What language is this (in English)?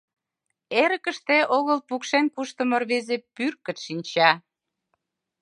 Mari